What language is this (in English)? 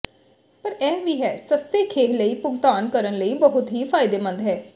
Punjabi